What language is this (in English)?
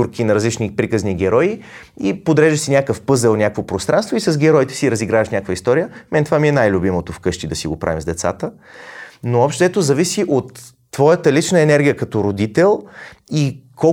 Bulgarian